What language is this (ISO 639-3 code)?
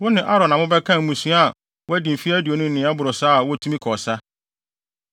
aka